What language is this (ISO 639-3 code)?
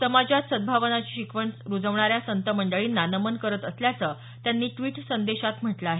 mar